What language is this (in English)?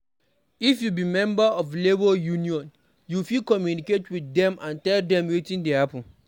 Nigerian Pidgin